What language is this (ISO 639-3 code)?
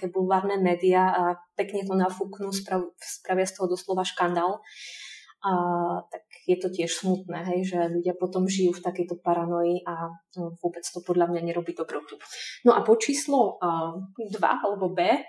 slk